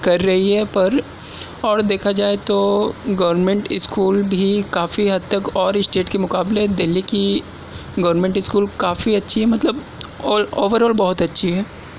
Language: Urdu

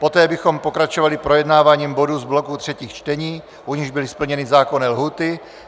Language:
Czech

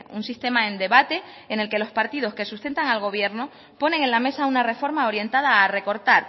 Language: Spanish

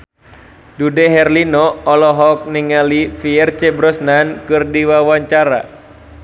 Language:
Sundanese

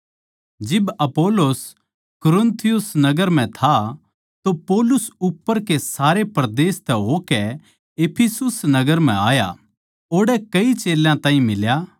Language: Haryanvi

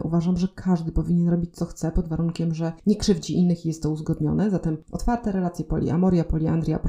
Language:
Polish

